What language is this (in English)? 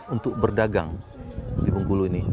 Indonesian